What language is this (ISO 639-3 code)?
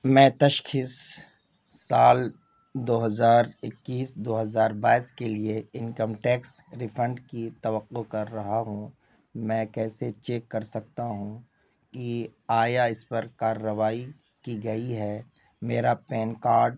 urd